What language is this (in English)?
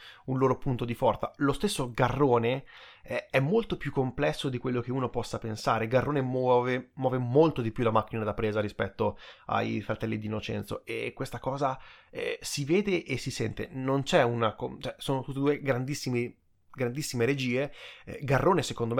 Italian